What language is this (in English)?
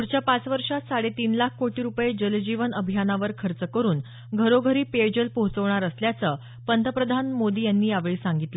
Marathi